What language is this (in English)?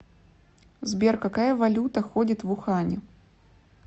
Russian